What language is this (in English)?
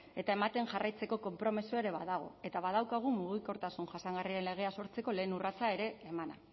Basque